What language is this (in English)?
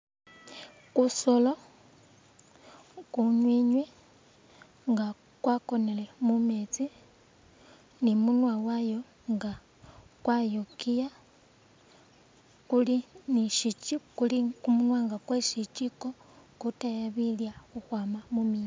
Masaaba